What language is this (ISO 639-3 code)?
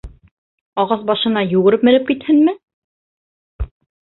bak